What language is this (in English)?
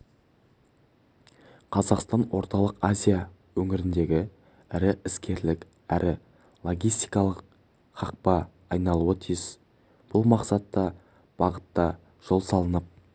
Kazakh